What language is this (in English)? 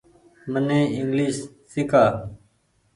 Goaria